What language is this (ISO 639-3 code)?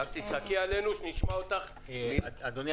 heb